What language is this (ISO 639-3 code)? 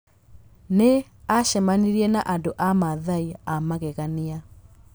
kik